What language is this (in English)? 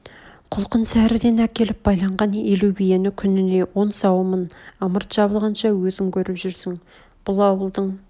Kazakh